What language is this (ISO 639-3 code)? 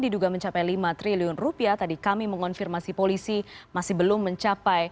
ind